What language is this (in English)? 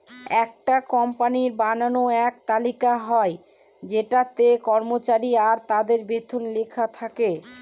Bangla